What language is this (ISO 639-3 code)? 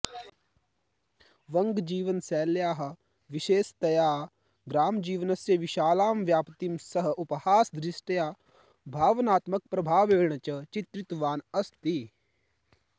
san